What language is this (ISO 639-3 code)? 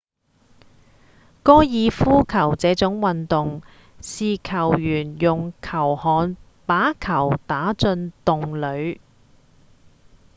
yue